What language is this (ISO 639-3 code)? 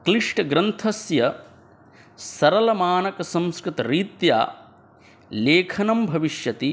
san